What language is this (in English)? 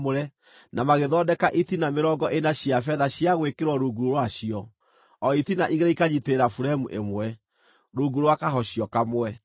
Kikuyu